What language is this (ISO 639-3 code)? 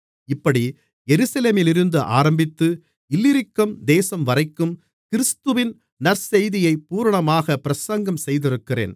tam